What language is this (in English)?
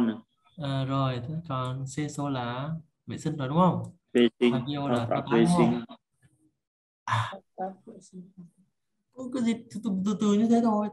Vietnamese